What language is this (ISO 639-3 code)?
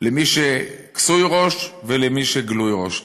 heb